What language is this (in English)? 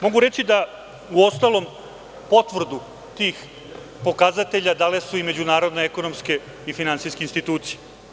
Serbian